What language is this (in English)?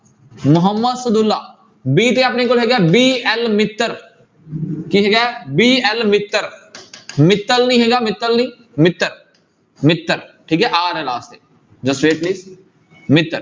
Punjabi